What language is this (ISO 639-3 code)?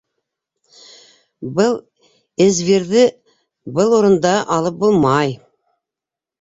bak